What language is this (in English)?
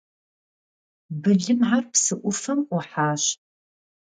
Kabardian